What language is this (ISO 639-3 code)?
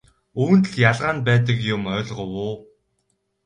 mon